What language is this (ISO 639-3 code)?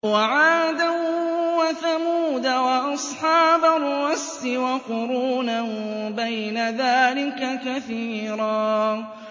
ara